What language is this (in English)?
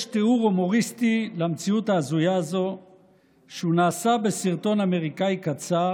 Hebrew